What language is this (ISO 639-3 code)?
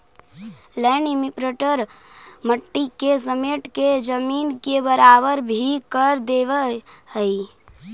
mag